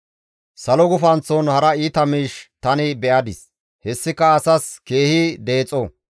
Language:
Gamo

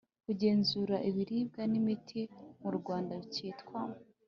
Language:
Kinyarwanda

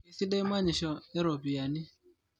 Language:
Masai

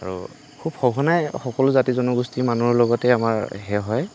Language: Assamese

